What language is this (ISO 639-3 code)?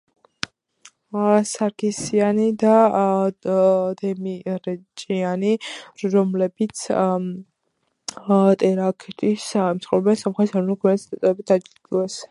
kat